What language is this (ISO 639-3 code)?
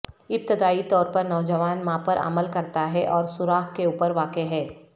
urd